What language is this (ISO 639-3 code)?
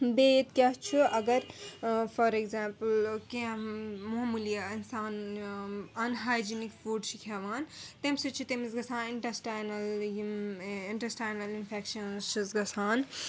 kas